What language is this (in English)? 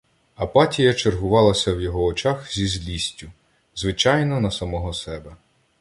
Ukrainian